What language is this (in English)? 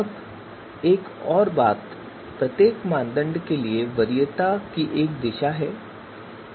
Hindi